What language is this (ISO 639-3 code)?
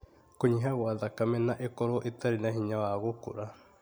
kik